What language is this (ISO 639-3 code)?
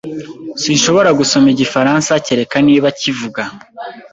kin